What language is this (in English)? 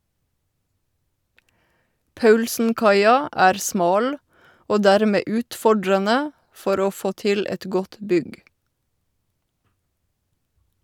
Norwegian